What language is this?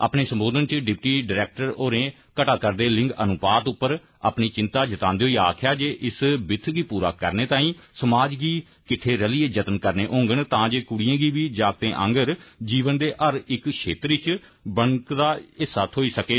Dogri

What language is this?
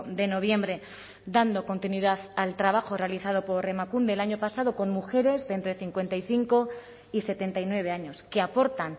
Spanish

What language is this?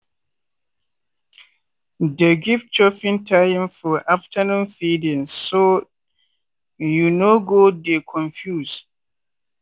Nigerian Pidgin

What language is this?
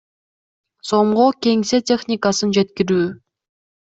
Kyrgyz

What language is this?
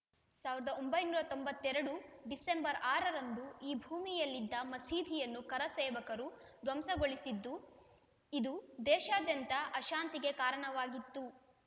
Kannada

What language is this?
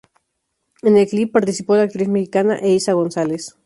Spanish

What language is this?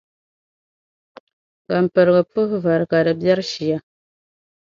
Dagbani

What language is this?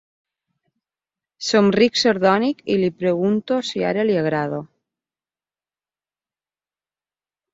Catalan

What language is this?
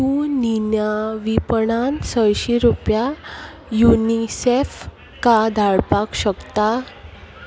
Konkani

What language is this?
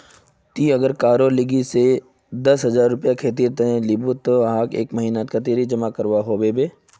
Magahi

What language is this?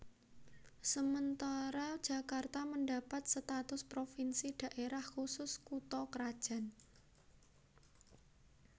Javanese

